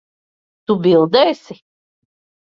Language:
Latvian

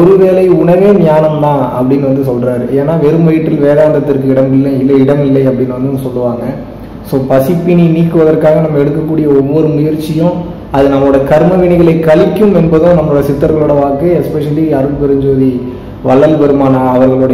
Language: Indonesian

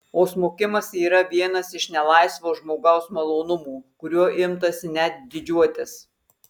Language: Lithuanian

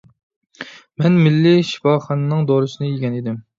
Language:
Uyghur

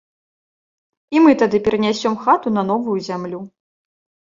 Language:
Belarusian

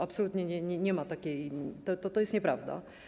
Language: Polish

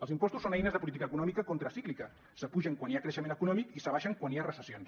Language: Catalan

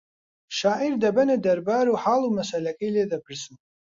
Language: Central Kurdish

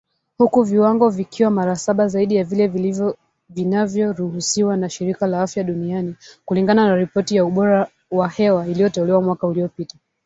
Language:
Swahili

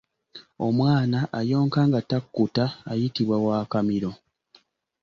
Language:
Ganda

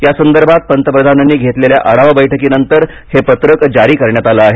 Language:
Marathi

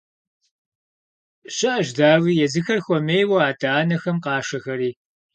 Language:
Kabardian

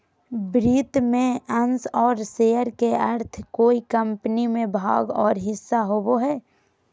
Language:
Magahi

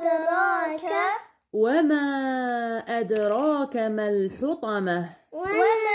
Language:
Arabic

